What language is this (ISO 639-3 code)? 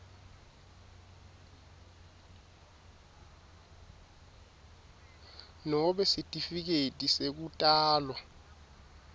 ssw